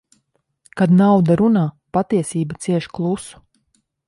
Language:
Latvian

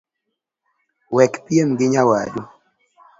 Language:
Luo (Kenya and Tanzania)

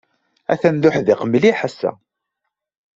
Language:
Kabyle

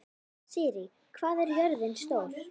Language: Icelandic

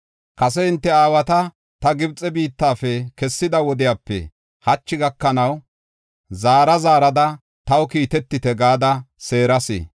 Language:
Gofa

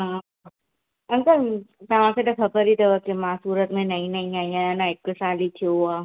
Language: Sindhi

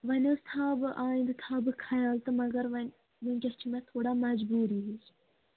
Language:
Kashmiri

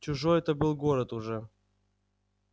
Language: Russian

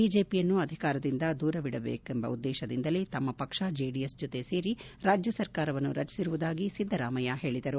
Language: Kannada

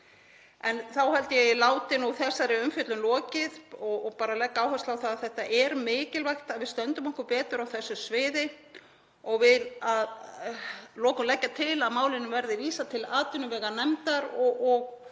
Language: Icelandic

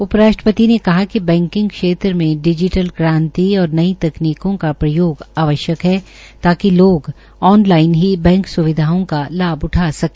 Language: Hindi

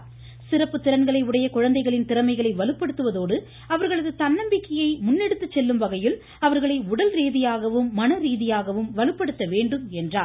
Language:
Tamil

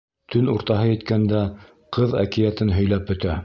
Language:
Bashkir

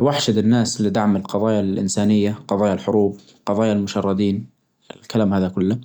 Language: Najdi Arabic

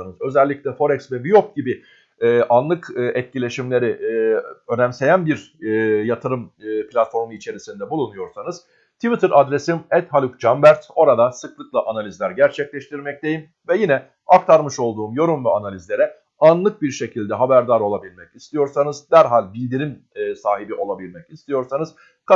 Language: Turkish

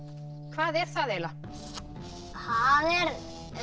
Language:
Icelandic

